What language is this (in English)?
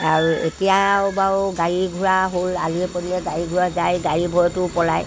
Assamese